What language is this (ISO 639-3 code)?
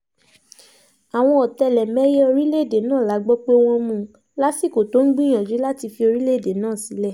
yor